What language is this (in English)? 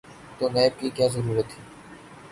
Urdu